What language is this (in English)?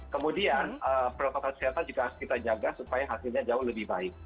Indonesian